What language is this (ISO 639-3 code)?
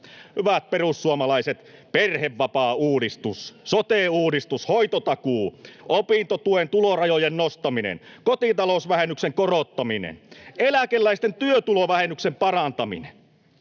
fin